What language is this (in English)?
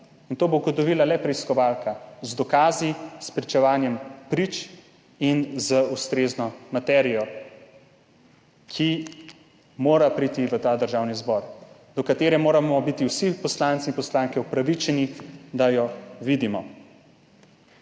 Slovenian